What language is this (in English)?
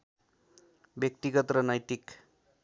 Nepali